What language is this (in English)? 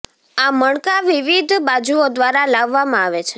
Gujarati